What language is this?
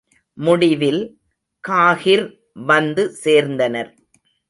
Tamil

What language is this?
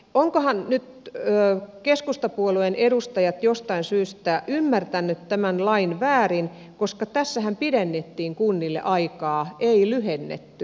Finnish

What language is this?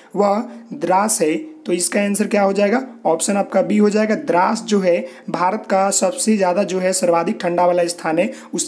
Hindi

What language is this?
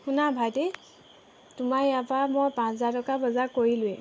Assamese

